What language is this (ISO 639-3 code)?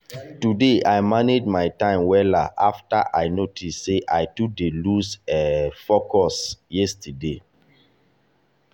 pcm